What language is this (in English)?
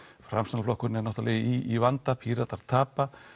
Icelandic